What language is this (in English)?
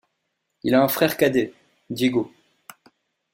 French